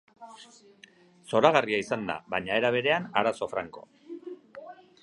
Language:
Basque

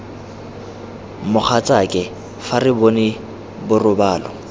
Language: Tswana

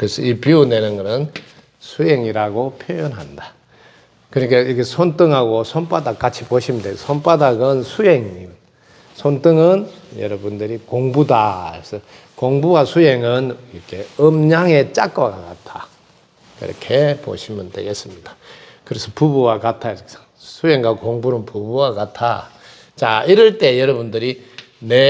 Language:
Korean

